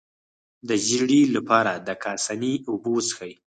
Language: Pashto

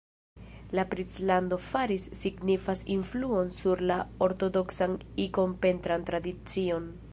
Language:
Esperanto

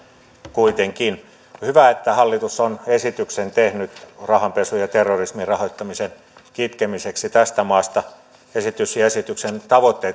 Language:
Finnish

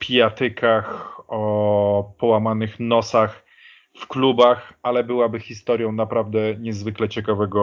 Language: Polish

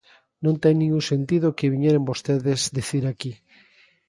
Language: Galician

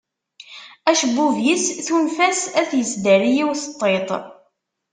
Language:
Kabyle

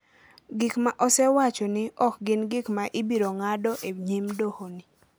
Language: Luo (Kenya and Tanzania)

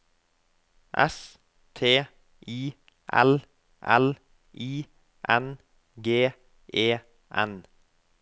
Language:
Norwegian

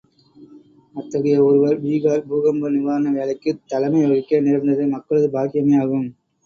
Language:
Tamil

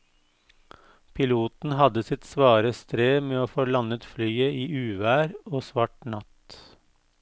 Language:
Norwegian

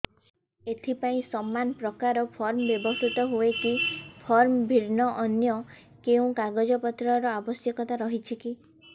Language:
Odia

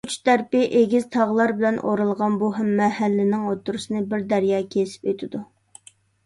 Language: Uyghur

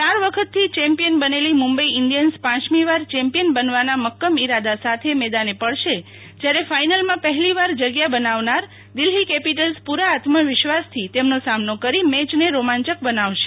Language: Gujarati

